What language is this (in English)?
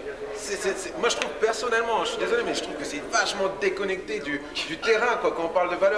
French